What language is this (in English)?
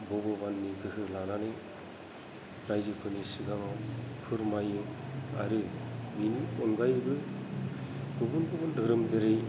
Bodo